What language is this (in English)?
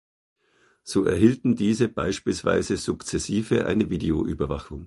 German